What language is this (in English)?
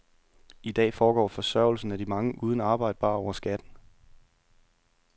Danish